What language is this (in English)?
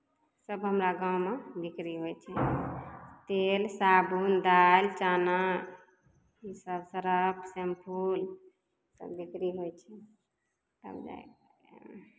Maithili